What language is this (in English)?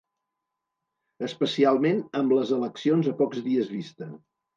Catalan